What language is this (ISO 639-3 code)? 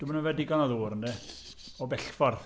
cym